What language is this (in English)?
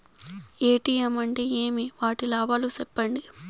Telugu